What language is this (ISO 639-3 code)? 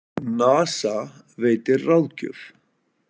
isl